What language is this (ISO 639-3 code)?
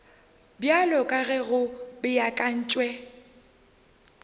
nso